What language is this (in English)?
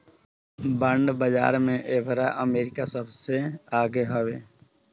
Bhojpuri